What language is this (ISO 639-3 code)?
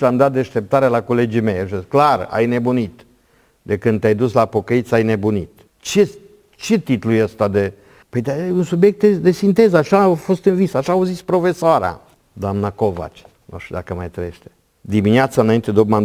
ron